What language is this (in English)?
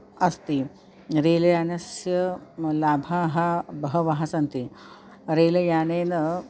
Sanskrit